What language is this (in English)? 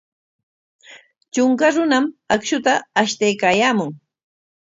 Corongo Ancash Quechua